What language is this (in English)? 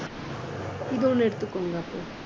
Tamil